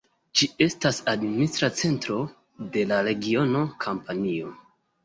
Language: Esperanto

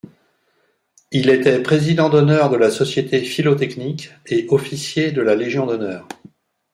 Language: French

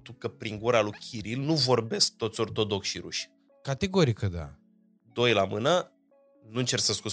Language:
Romanian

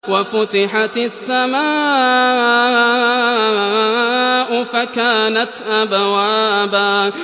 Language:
Arabic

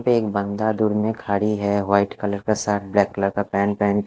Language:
Hindi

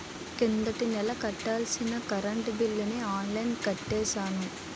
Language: Telugu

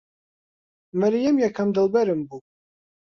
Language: Central Kurdish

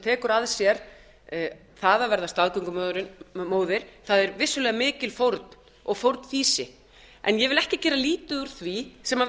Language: Icelandic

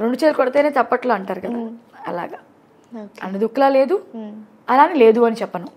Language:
Telugu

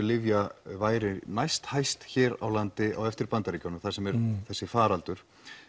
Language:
Icelandic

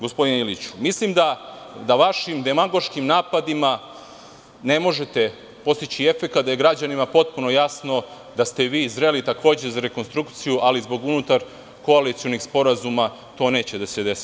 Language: Serbian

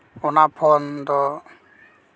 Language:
Santali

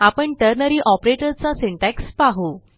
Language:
Marathi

